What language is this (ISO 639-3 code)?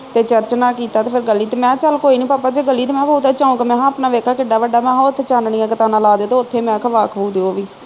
pan